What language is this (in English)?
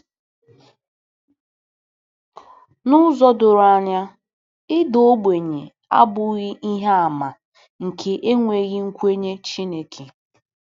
Igbo